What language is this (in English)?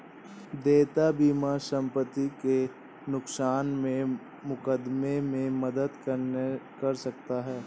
Hindi